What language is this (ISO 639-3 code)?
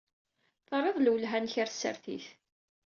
kab